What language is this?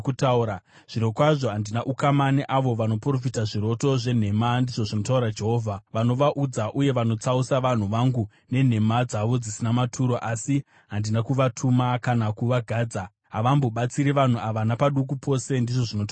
Shona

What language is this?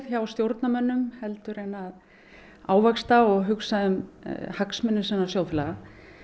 Icelandic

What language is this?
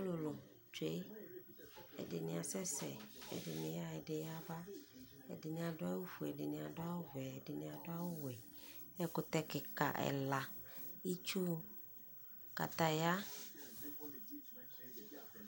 Ikposo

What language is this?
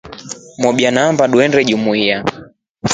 Rombo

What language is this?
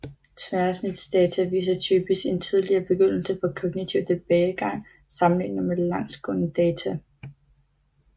Danish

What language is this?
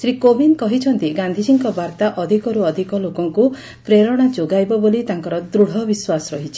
Odia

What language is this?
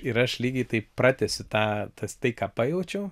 Lithuanian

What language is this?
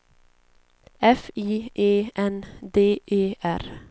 Swedish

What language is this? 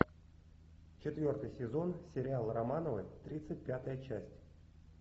Russian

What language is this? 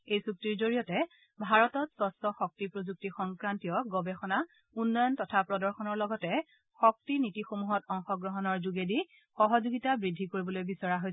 Assamese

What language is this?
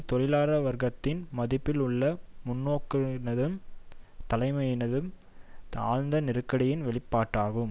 Tamil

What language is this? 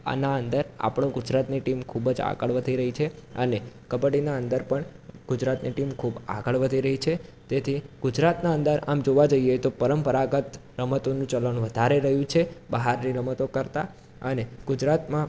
Gujarati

